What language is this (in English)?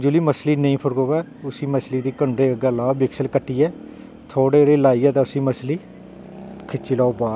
Dogri